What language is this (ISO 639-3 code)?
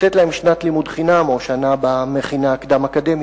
heb